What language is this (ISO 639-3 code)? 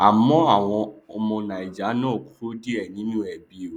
yor